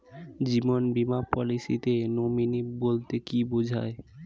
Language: Bangla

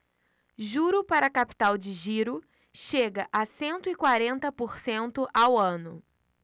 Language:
Portuguese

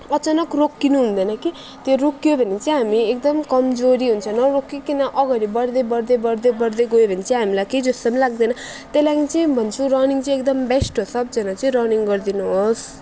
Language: Nepali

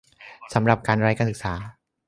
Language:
Thai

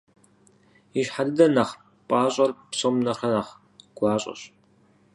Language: Kabardian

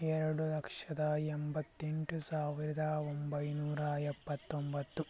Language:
Kannada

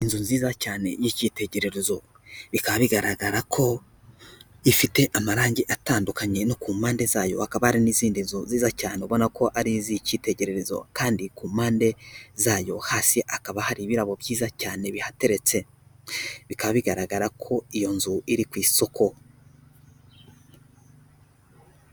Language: Kinyarwanda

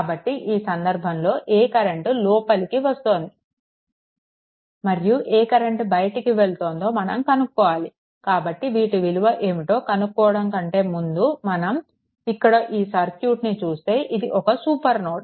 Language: Telugu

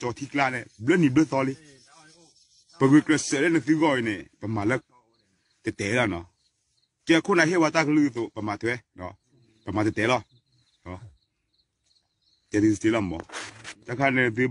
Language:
French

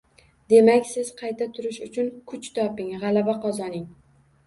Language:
Uzbek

